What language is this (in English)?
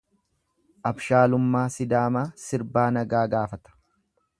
Oromo